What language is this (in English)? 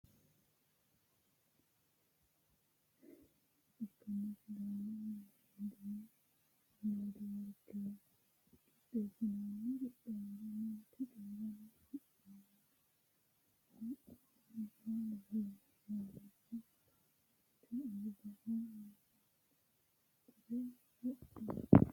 Sidamo